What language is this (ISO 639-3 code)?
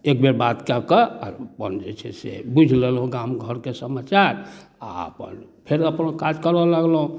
mai